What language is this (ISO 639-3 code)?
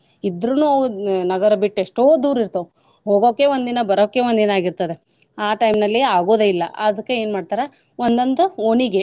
kan